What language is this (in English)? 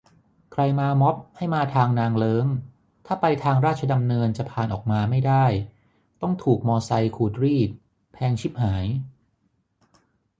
Thai